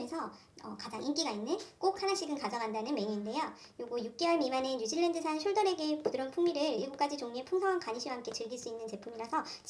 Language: Korean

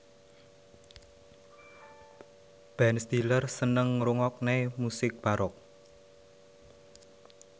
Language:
Javanese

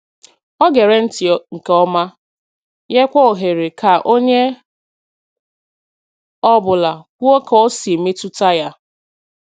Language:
Igbo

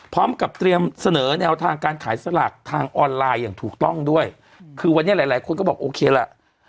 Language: Thai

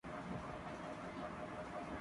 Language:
Urdu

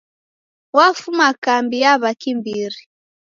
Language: Taita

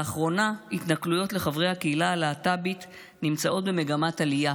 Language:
Hebrew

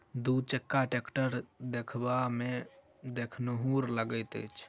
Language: Maithili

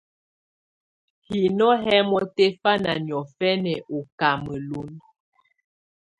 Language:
Tunen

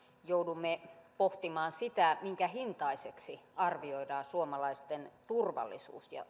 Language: Finnish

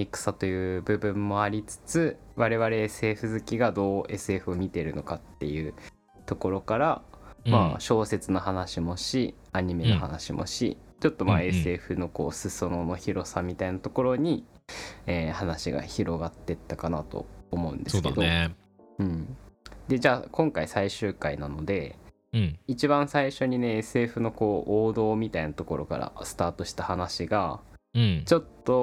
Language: Japanese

